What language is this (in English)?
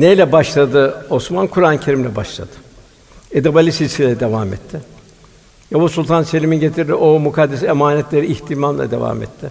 Turkish